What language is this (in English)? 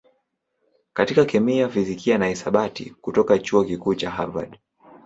Swahili